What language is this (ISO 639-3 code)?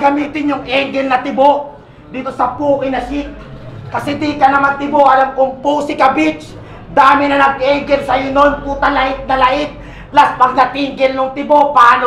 fil